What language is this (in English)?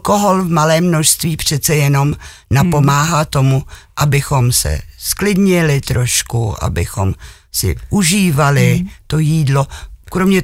Czech